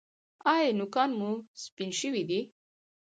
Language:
Pashto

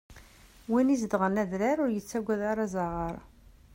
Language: Kabyle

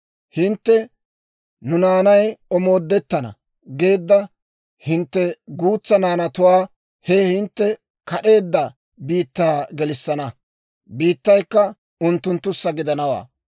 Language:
Dawro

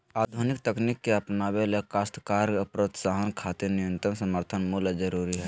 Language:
Magahi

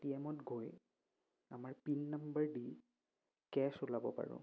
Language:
Assamese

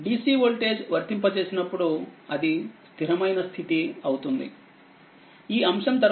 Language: Telugu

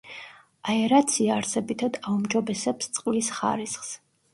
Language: Georgian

